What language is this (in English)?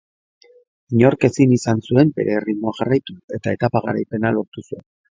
Basque